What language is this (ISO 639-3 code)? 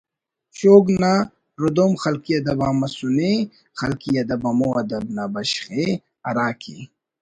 brh